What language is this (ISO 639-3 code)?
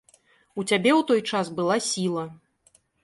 bel